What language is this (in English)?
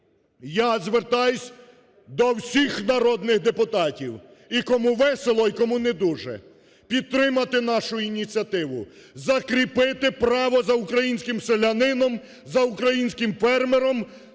Ukrainian